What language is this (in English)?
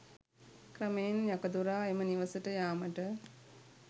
Sinhala